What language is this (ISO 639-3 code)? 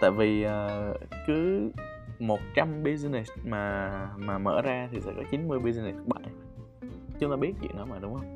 vie